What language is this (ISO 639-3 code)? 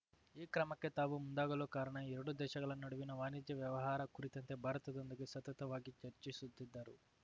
kan